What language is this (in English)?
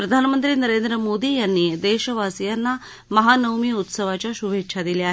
Marathi